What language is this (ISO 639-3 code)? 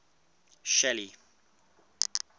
eng